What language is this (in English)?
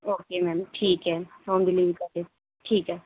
Urdu